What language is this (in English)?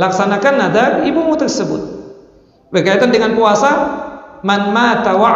Indonesian